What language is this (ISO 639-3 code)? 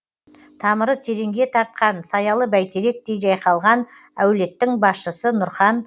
kaz